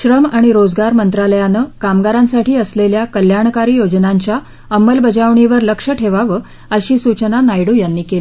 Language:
Marathi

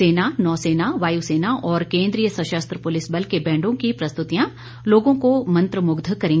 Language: Hindi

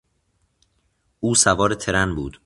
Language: Persian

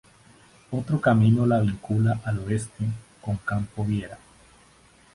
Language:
Spanish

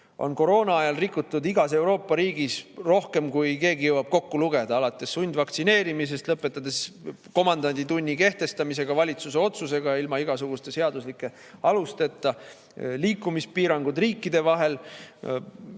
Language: Estonian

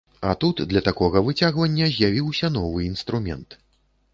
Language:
Belarusian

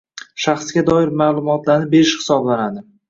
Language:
Uzbek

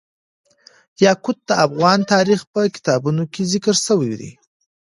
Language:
Pashto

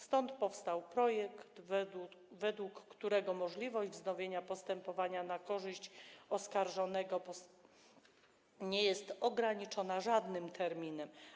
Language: Polish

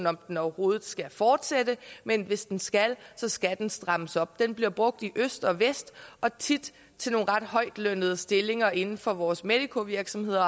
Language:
Danish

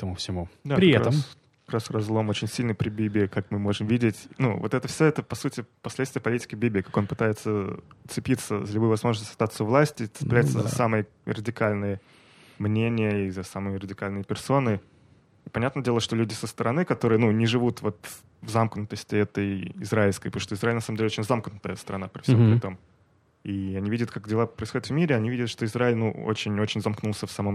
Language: Russian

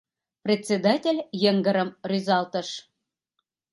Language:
Mari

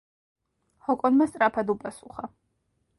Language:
Georgian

